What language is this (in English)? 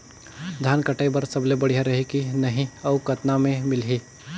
Chhattisgarhi